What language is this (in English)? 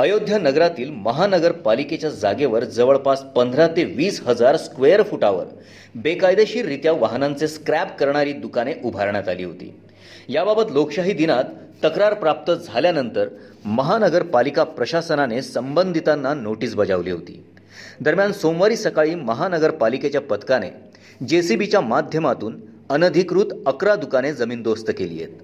Marathi